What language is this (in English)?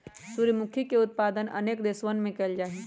Magahi